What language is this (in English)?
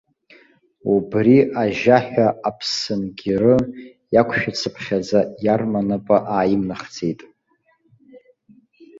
Abkhazian